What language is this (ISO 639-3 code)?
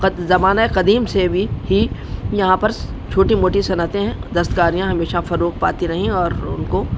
urd